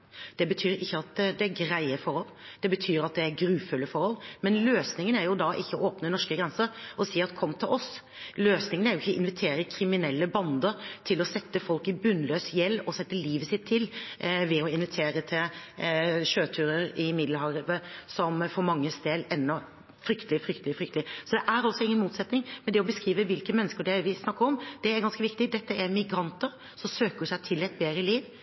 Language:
Norwegian Bokmål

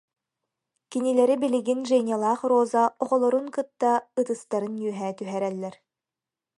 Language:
Yakut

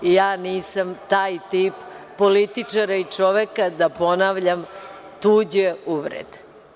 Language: Serbian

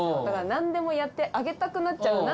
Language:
Japanese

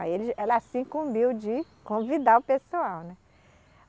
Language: Portuguese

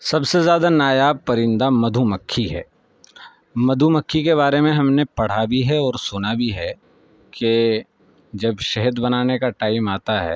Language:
Urdu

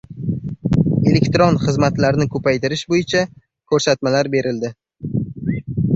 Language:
Uzbek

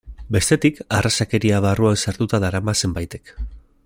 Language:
Basque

